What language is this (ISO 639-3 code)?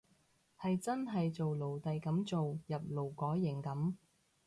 yue